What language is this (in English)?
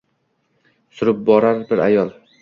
Uzbek